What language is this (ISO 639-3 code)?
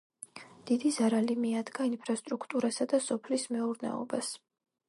kat